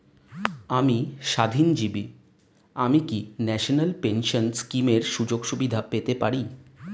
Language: Bangla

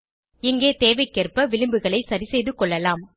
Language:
Tamil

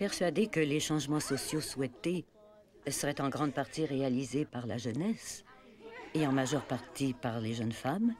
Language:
French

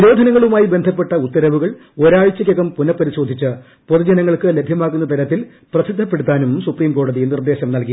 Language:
Malayalam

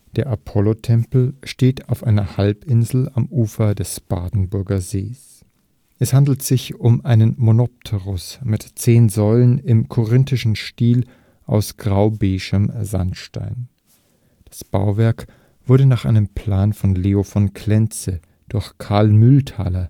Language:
German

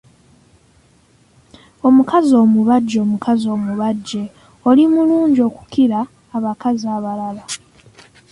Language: Ganda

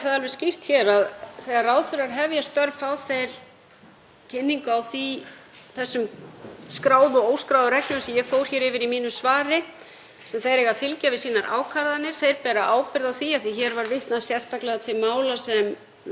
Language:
Icelandic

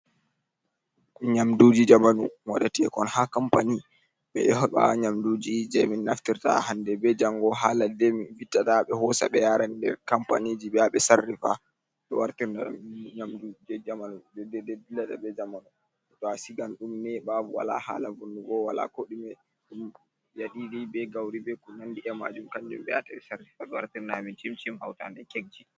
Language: Fula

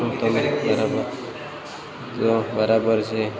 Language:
Gujarati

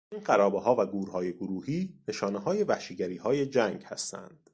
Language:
Persian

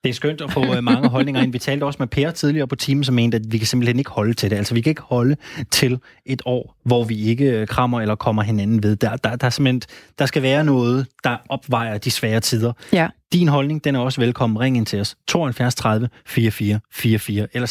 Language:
Danish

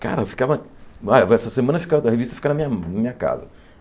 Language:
Portuguese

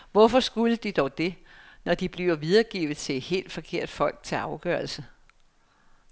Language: Danish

